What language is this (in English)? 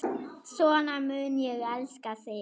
Icelandic